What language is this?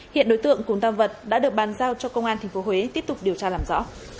Vietnamese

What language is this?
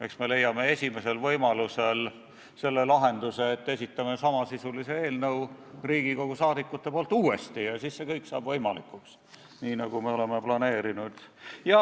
Estonian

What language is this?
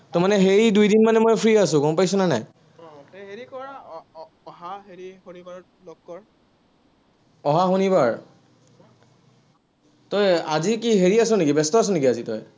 Assamese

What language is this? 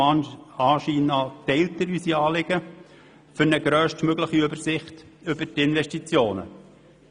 Swiss German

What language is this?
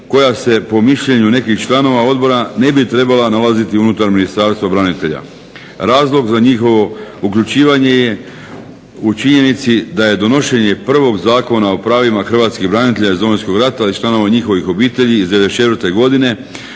Croatian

